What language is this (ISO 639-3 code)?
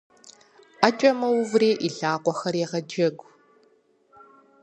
kbd